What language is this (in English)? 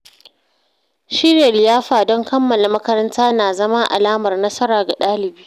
Hausa